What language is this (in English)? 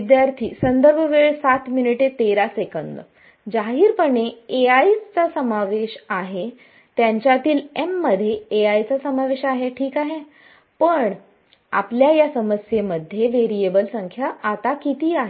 Marathi